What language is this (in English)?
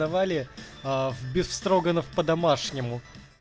Russian